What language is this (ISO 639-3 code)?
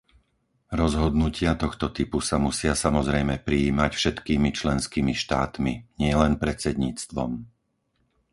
slk